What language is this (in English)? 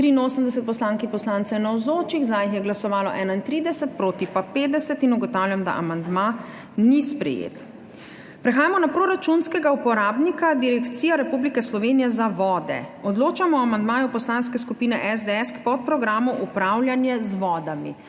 Slovenian